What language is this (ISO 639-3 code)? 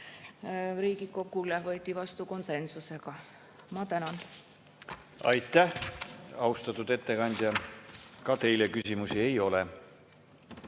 est